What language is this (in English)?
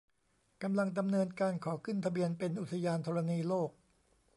Thai